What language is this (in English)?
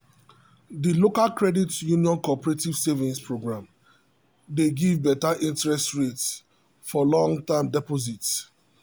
Nigerian Pidgin